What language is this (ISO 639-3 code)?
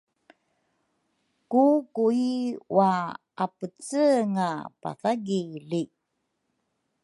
dru